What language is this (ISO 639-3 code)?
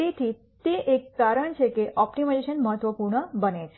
guj